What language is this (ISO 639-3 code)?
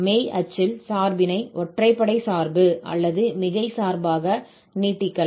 tam